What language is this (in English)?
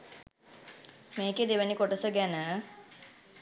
Sinhala